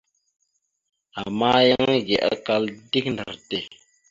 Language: Mada (Cameroon)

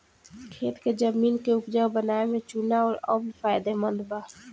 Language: Bhojpuri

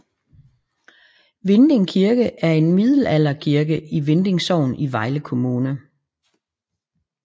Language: Danish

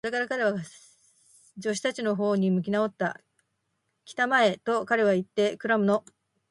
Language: Japanese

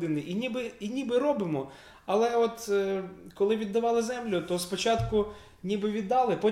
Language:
Ukrainian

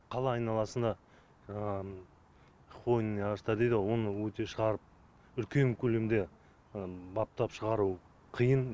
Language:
Kazakh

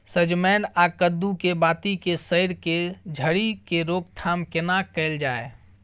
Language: Maithili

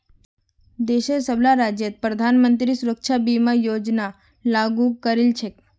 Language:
Magahi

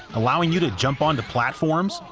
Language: English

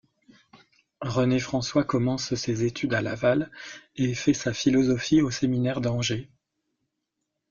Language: French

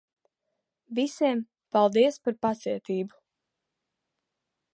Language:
Latvian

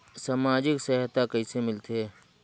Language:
Chhattisgarhi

